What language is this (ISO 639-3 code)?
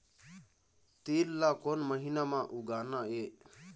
hne